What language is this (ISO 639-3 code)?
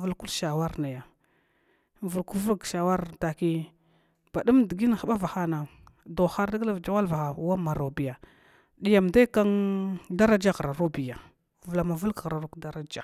glw